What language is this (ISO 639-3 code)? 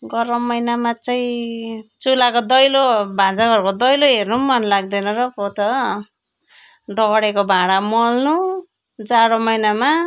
nep